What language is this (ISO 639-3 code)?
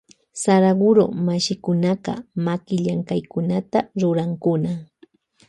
qvj